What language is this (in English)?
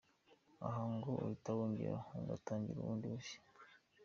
Kinyarwanda